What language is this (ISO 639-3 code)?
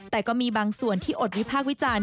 tha